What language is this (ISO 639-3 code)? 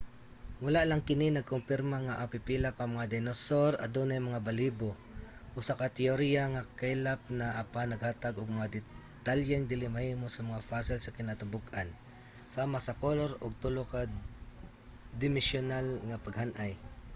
ceb